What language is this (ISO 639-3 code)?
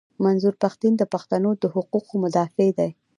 pus